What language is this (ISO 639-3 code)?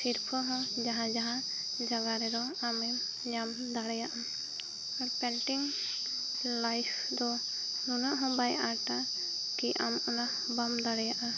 sat